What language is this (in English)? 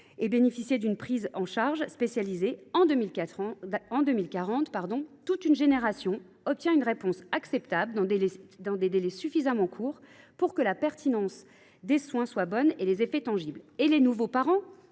French